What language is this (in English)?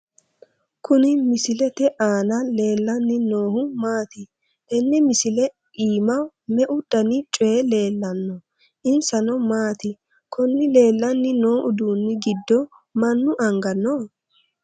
Sidamo